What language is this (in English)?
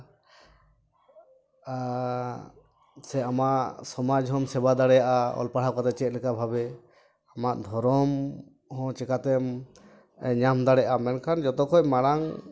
Santali